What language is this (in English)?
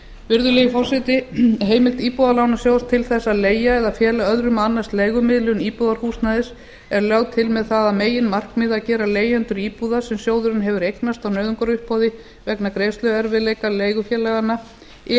Icelandic